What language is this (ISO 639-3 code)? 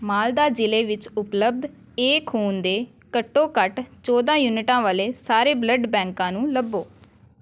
pan